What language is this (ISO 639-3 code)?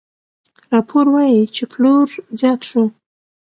pus